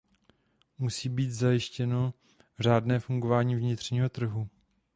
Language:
Czech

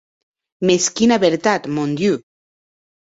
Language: Occitan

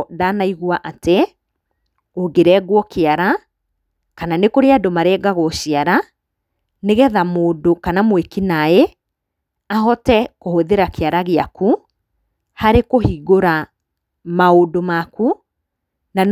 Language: Kikuyu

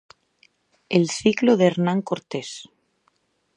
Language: Galician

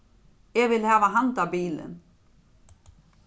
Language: Faroese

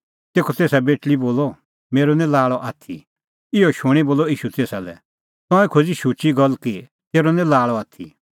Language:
Kullu Pahari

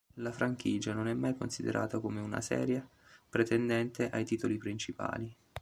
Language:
Italian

